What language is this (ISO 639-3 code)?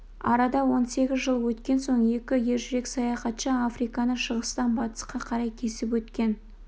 kaz